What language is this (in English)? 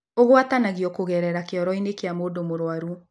Kikuyu